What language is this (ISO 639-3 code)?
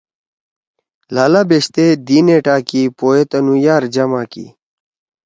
trw